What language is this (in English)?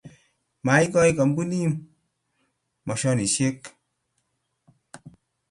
Kalenjin